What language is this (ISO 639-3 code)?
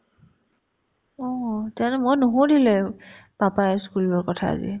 asm